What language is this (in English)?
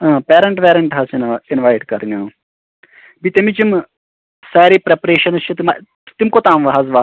Kashmiri